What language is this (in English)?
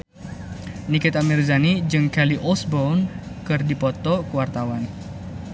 Sundanese